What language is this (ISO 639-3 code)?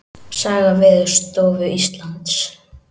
isl